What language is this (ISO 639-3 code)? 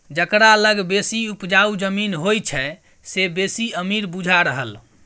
mai